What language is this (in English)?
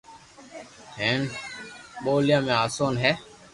Loarki